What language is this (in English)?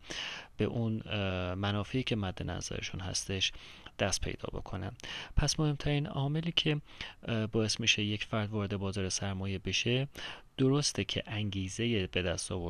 Persian